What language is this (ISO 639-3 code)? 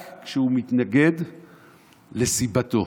heb